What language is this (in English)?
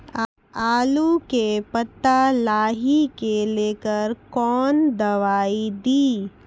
Maithili